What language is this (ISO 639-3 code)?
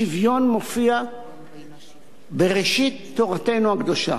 heb